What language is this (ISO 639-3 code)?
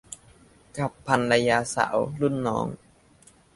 tha